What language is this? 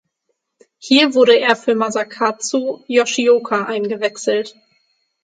German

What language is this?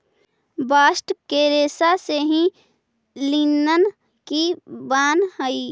Magahi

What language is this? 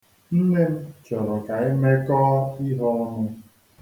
Igbo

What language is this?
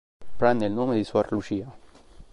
Italian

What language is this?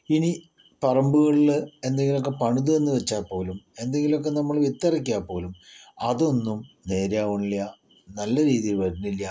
Malayalam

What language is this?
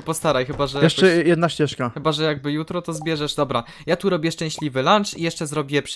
Polish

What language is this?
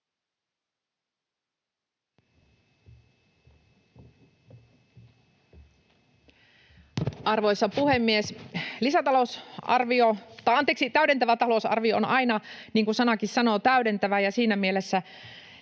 Finnish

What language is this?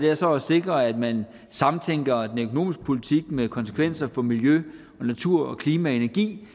Danish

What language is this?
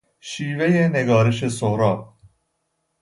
Persian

